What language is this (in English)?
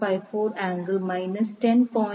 Malayalam